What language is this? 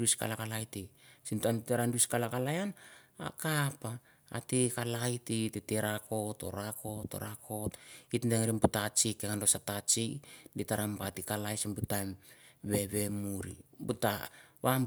Mandara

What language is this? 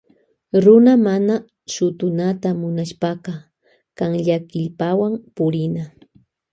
Loja Highland Quichua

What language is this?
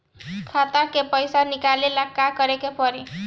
Bhojpuri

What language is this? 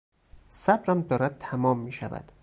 Persian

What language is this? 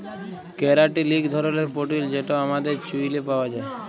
Bangla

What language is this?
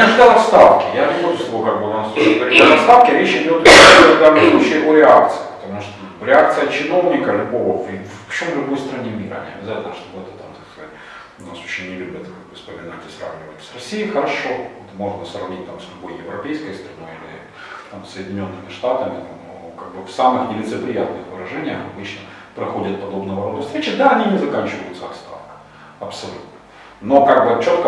Russian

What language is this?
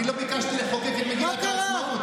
Hebrew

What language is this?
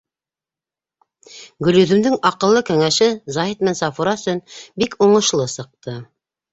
Bashkir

